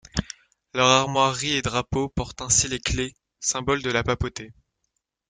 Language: French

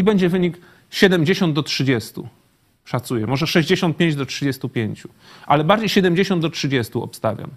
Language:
Polish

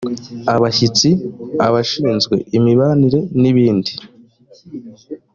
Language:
Kinyarwanda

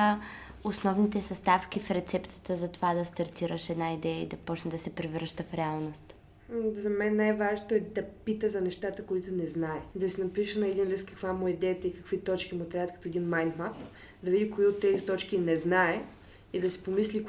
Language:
Bulgarian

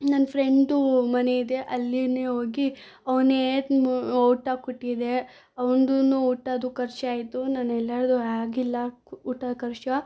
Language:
Kannada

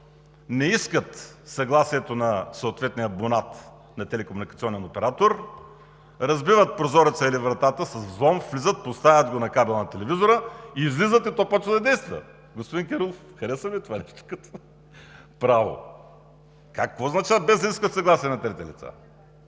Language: Bulgarian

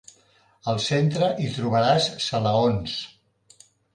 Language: Catalan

